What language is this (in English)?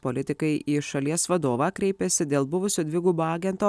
Lithuanian